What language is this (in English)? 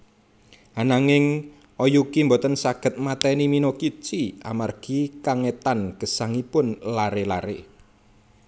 Javanese